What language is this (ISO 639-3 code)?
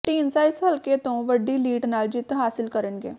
pan